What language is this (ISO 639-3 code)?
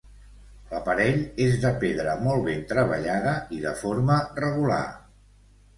cat